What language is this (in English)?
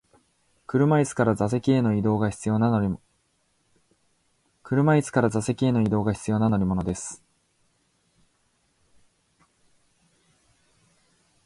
Japanese